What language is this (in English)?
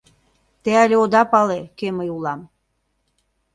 Mari